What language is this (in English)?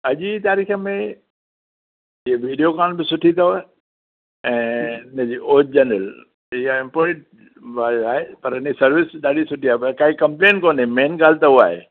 Sindhi